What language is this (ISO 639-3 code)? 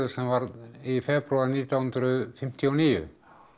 isl